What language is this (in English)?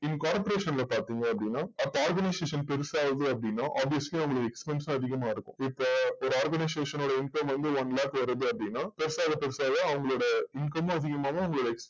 Tamil